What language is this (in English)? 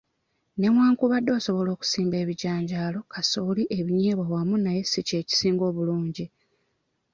Ganda